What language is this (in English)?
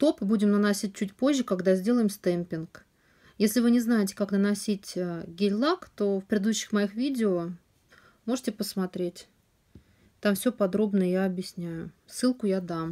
Russian